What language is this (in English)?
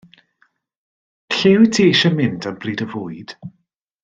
Welsh